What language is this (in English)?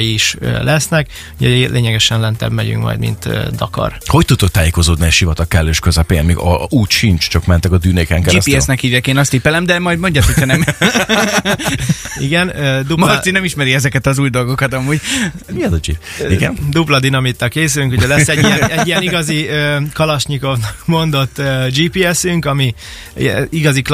Hungarian